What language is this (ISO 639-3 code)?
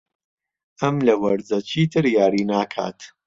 ckb